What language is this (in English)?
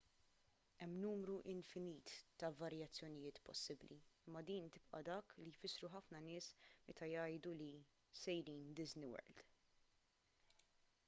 Maltese